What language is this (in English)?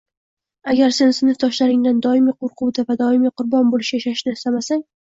Uzbek